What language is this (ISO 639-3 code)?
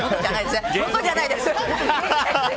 jpn